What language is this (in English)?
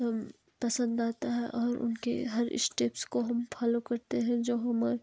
Hindi